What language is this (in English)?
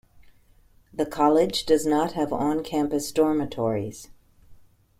English